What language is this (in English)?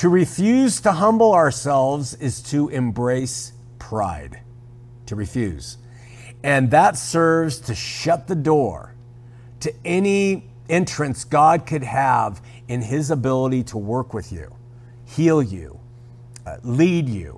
English